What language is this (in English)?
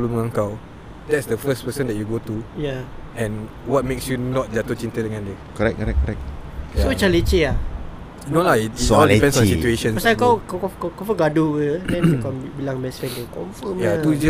Malay